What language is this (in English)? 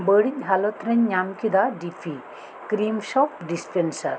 Santali